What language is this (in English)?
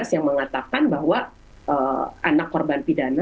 Indonesian